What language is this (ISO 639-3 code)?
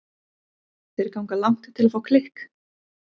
isl